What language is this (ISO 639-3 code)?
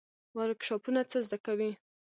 pus